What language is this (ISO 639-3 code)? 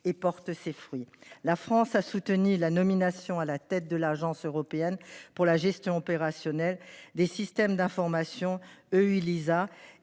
fra